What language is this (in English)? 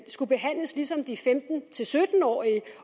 Danish